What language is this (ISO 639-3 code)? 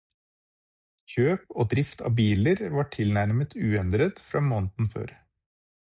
nob